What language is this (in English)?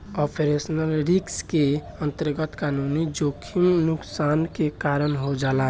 Bhojpuri